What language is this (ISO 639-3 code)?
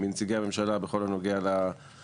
heb